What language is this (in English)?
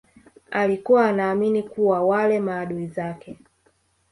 Swahili